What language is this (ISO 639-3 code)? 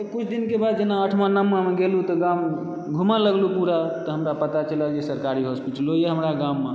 mai